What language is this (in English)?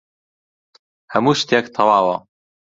Central Kurdish